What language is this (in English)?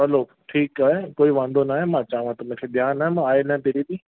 Sindhi